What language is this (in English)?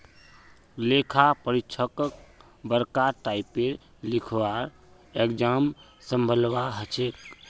Magahi